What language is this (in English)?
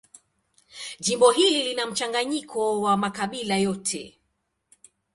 Swahili